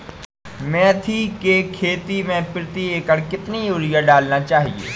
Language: Hindi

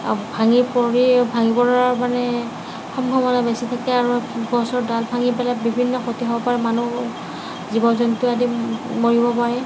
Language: Assamese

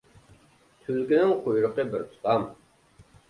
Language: Uyghur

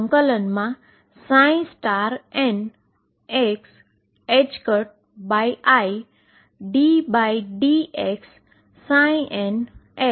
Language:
Gujarati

